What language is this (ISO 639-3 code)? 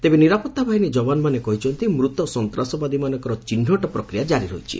ori